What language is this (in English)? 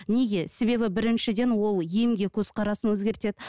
Kazakh